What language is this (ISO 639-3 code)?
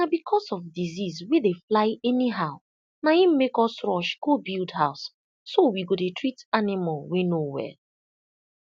pcm